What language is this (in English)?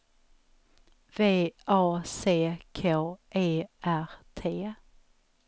Swedish